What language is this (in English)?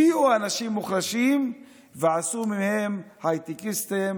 Hebrew